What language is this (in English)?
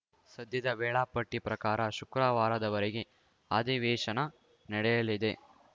Kannada